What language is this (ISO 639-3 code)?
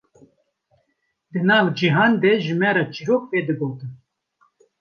kur